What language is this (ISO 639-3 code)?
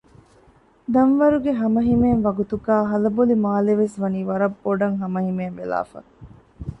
div